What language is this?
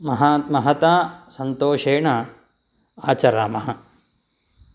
Sanskrit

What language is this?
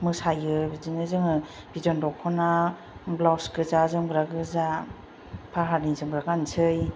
Bodo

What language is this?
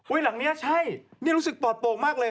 Thai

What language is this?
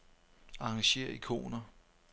Danish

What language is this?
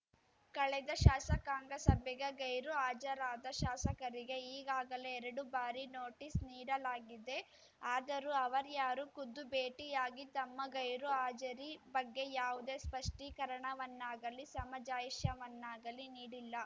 Kannada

